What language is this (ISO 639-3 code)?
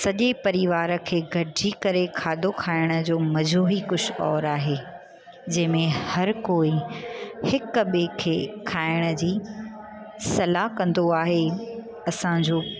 snd